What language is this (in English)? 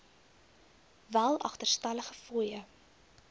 Afrikaans